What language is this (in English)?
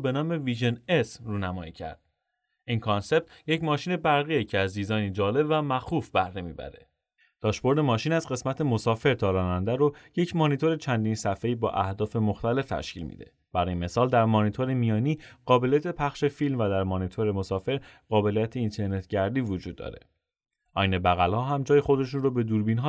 Persian